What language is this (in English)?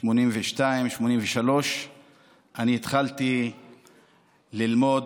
Hebrew